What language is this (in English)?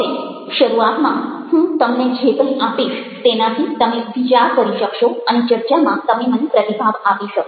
Gujarati